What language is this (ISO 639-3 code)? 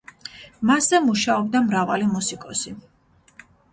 kat